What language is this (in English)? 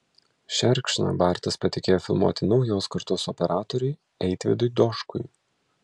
Lithuanian